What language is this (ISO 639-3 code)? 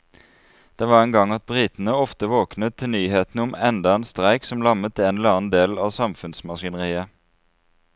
nor